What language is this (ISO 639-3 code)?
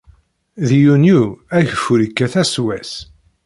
kab